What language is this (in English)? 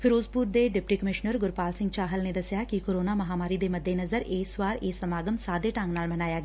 Punjabi